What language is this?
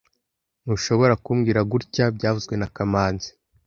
Kinyarwanda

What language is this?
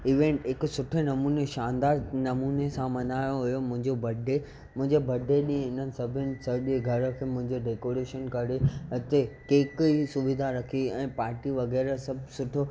Sindhi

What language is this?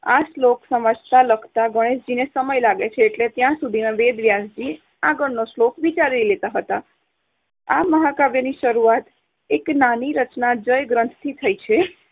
Gujarati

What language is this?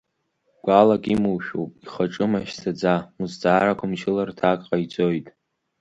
Abkhazian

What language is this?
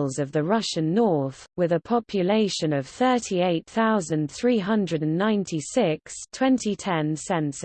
English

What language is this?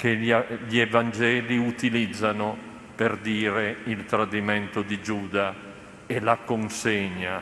Italian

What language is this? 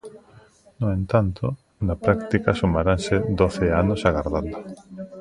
Galician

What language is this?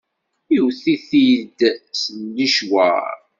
Kabyle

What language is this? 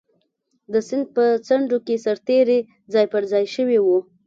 Pashto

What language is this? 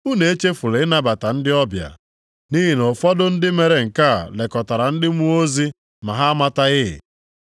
Igbo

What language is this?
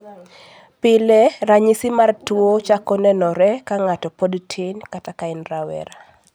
Luo (Kenya and Tanzania)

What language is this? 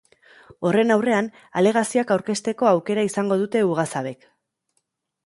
Basque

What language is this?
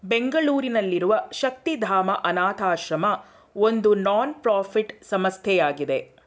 Kannada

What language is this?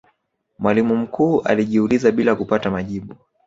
Swahili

